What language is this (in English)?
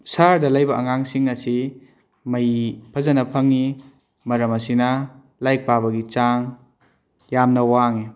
Manipuri